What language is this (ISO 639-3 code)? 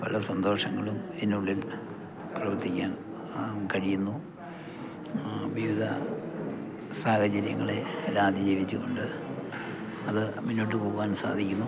mal